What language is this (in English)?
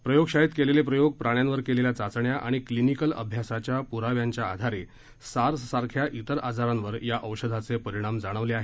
Marathi